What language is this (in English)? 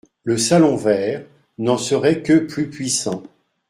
French